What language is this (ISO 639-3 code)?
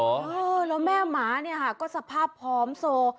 tha